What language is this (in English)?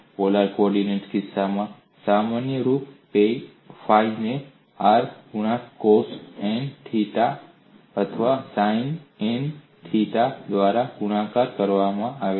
Gujarati